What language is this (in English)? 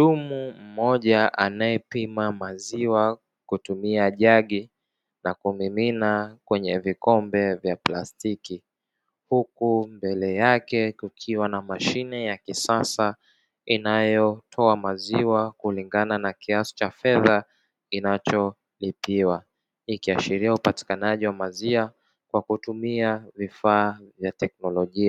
Swahili